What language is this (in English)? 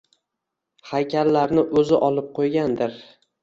Uzbek